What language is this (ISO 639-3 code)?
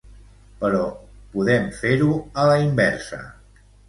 cat